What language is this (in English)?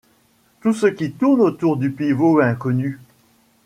French